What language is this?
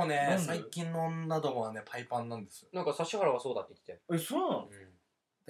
Japanese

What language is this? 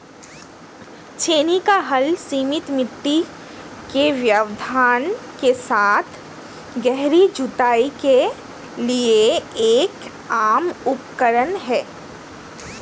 Hindi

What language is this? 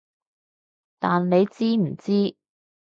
Cantonese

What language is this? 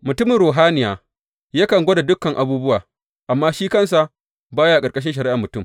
Hausa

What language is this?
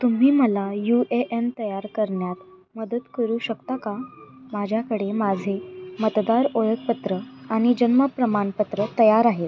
Marathi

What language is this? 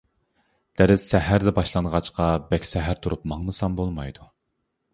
Uyghur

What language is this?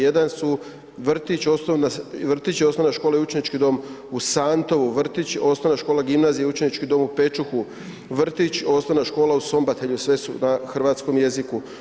Croatian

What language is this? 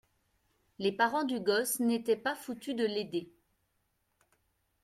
French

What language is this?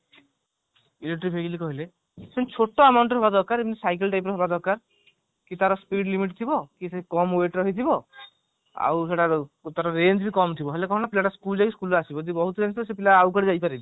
Odia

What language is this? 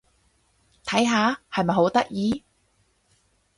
Cantonese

